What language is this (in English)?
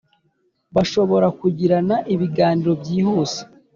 Kinyarwanda